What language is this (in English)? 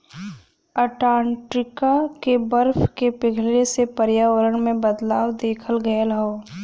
Bhojpuri